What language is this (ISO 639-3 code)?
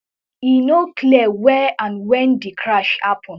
pcm